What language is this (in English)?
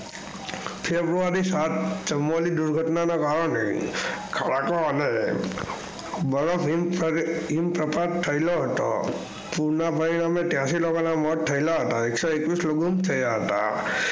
Gujarati